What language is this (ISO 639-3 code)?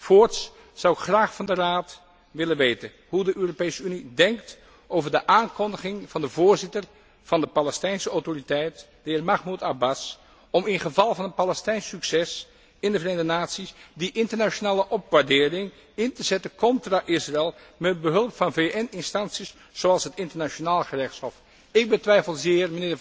nld